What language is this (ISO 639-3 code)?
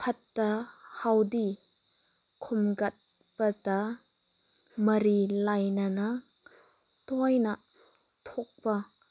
mni